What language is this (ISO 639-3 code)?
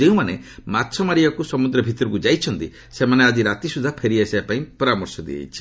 ori